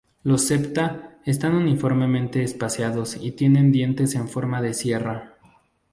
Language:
Spanish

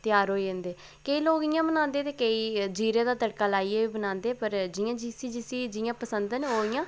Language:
Dogri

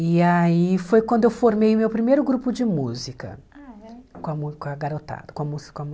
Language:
Portuguese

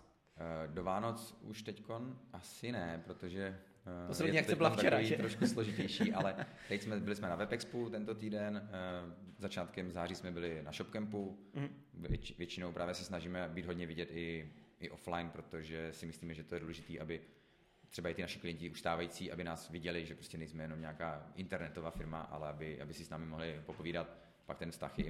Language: Czech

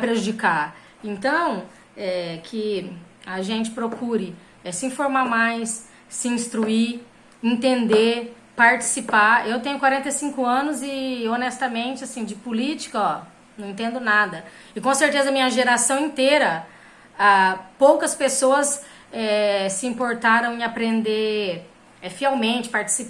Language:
Portuguese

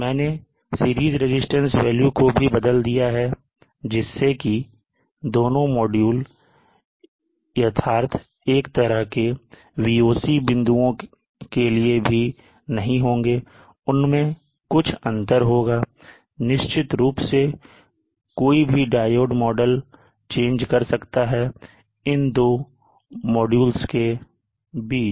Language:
Hindi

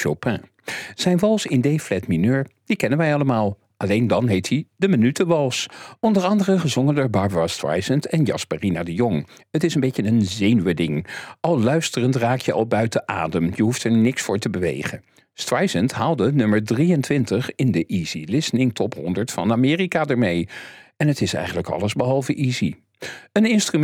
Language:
Dutch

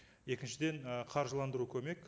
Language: Kazakh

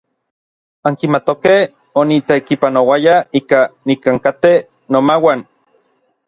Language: Orizaba Nahuatl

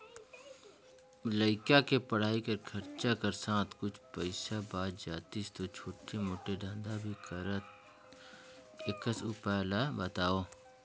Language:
Chhattisgarhi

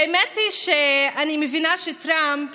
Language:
Hebrew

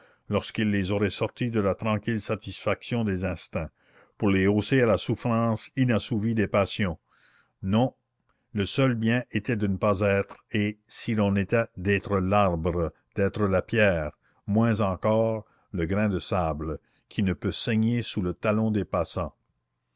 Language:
French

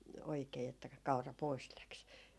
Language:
Finnish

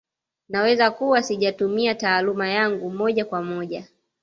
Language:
Swahili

